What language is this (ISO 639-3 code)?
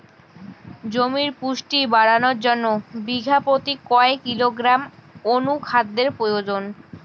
ben